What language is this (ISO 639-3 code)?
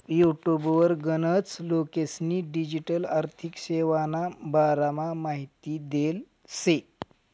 mar